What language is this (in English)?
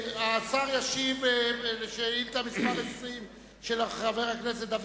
Hebrew